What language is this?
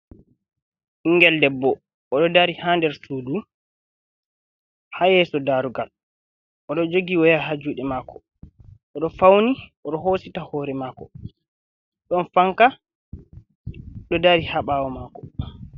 Fula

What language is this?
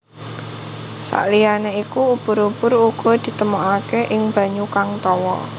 Javanese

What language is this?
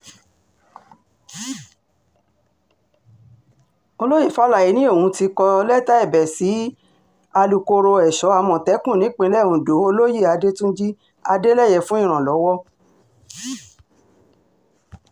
Yoruba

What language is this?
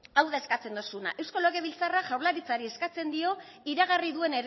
Basque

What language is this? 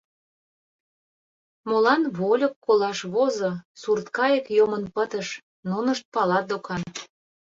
Mari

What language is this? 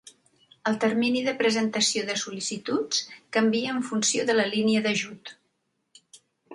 Catalan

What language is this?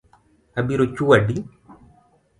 Luo (Kenya and Tanzania)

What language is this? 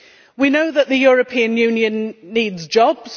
English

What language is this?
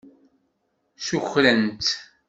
Kabyle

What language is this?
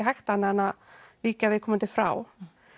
Icelandic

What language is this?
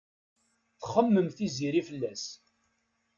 Kabyle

